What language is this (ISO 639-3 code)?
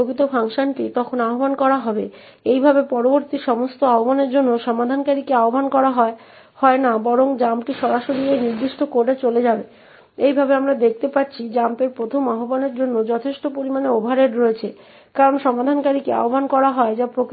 ben